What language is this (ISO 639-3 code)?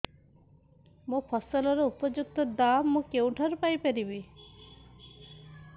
ori